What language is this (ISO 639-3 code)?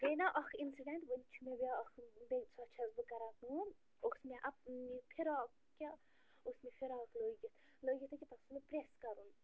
kas